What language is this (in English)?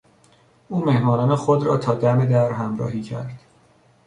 Persian